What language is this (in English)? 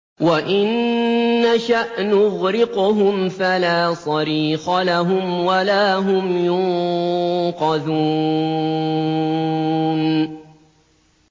Arabic